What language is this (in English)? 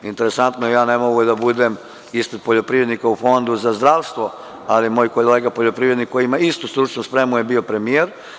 Serbian